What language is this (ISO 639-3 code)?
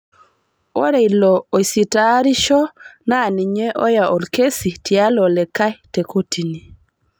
mas